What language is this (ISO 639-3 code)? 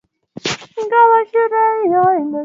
swa